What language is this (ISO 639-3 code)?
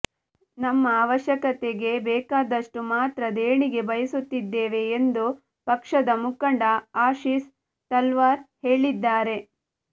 kan